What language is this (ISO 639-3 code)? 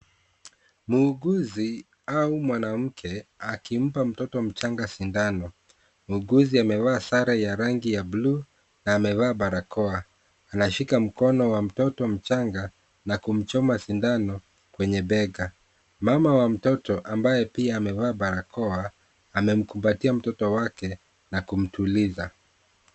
swa